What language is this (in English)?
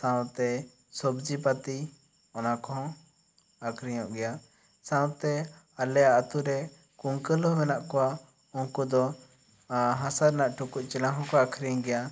Santali